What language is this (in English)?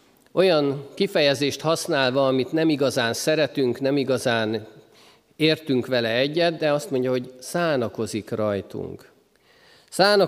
Hungarian